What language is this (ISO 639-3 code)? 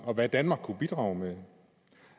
dan